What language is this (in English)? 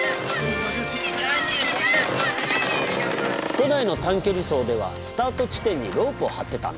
Japanese